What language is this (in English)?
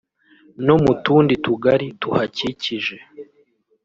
Kinyarwanda